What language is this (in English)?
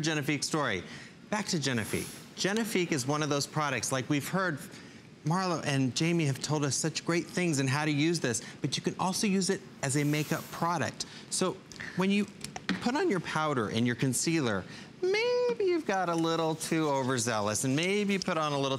English